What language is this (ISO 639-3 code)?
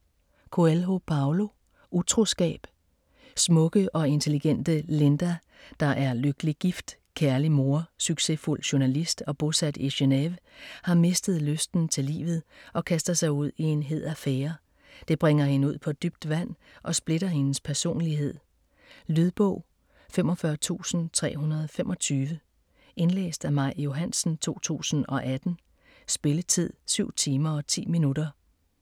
dan